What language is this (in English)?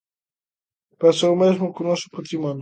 Galician